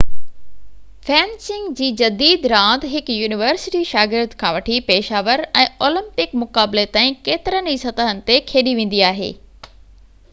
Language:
Sindhi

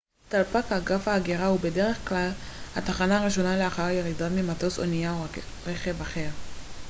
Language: Hebrew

